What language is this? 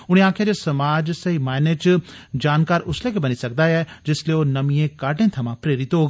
Dogri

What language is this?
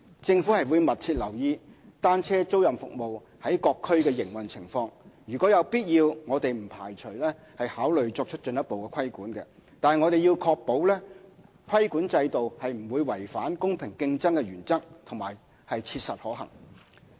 Cantonese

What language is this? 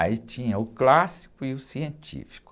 Portuguese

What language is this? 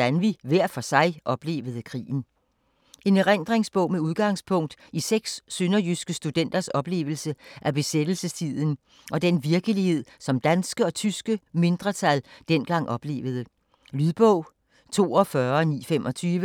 Danish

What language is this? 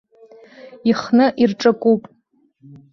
Abkhazian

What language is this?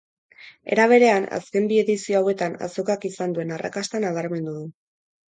Basque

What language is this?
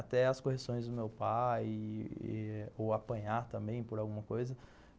Portuguese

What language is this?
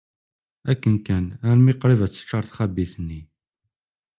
Kabyle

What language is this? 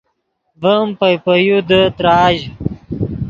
Yidgha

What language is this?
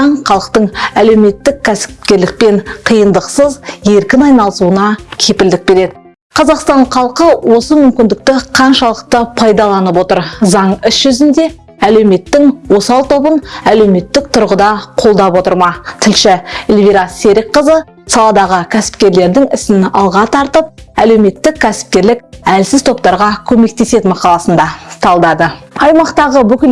Turkish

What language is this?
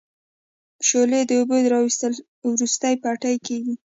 Pashto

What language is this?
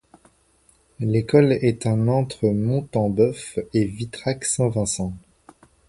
French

